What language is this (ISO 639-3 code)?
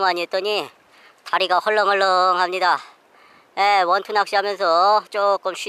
kor